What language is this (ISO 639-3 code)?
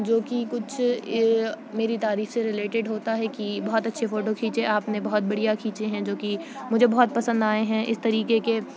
urd